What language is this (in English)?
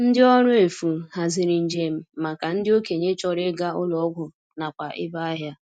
Igbo